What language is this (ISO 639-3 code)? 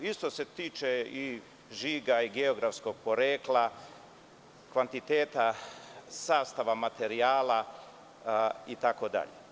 srp